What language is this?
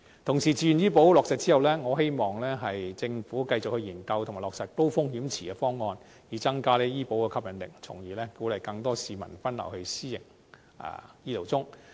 Cantonese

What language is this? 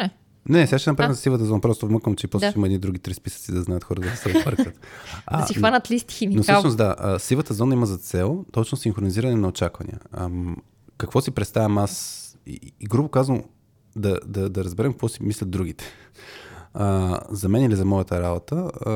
Bulgarian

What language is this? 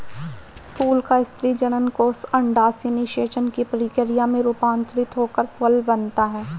Hindi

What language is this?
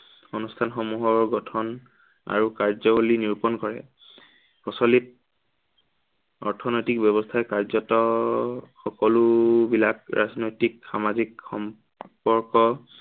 Assamese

